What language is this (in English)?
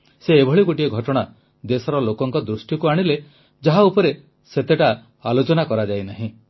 Odia